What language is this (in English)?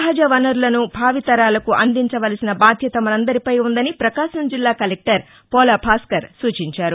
Telugu